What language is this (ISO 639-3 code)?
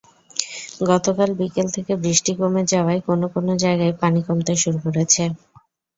ben